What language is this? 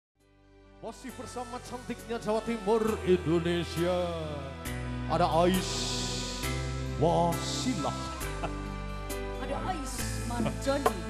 Indonesian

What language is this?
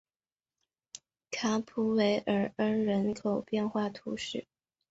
Chinese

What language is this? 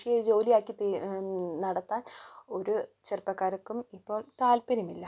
Malayalam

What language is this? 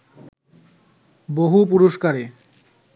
Bangla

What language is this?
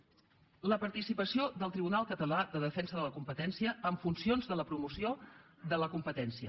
Catalan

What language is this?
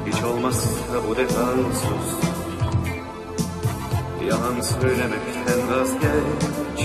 Turkish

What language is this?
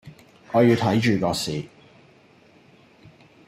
Cantonese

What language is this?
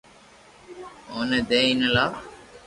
Loarki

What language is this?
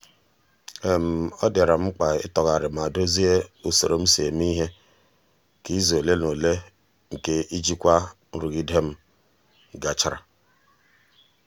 Igbo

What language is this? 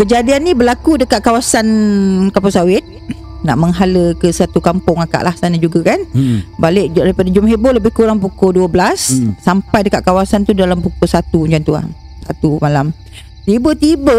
Malay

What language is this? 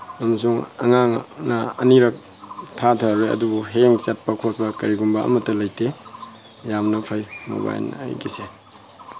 Manipuri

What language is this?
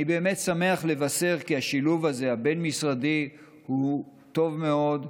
Hebrew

